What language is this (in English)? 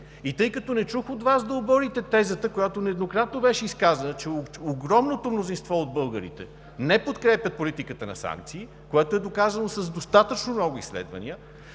Bulgarian